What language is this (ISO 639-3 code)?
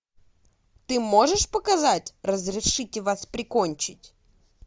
rus